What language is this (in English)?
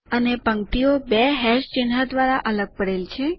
Gujarati